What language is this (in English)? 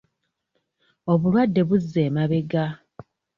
Ganda